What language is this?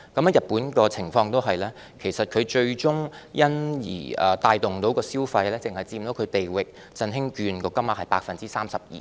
Cantonese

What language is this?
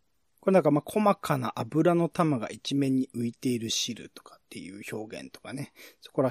Japanese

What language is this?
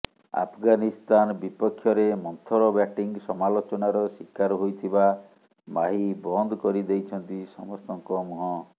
Odia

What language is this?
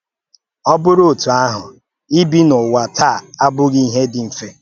Igbo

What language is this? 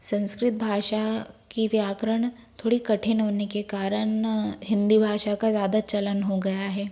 Hindi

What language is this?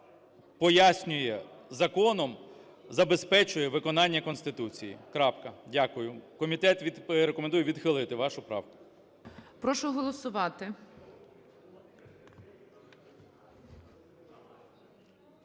Ukrainian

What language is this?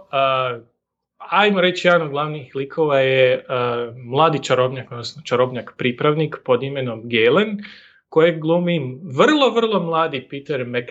Croatian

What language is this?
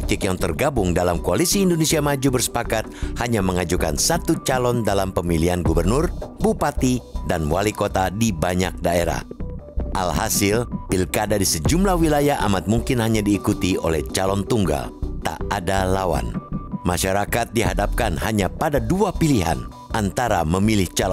Indonesian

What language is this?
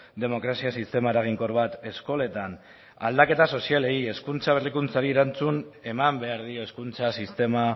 Basque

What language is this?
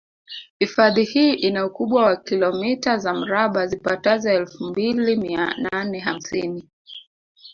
Swahili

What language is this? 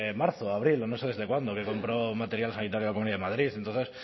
Spanish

